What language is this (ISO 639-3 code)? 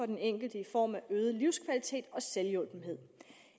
dan